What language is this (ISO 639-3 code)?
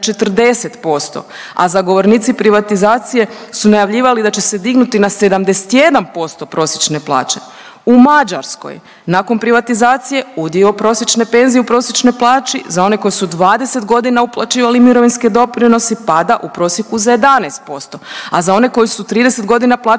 hrv